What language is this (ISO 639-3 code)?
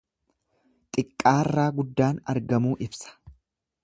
orm